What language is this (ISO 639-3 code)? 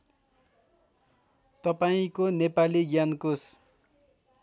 nep